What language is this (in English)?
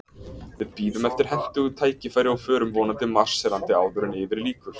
Icelandic